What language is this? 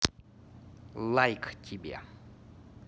Russian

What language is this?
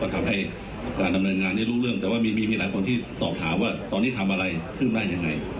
Thai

